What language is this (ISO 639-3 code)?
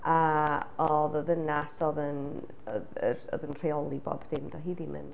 cym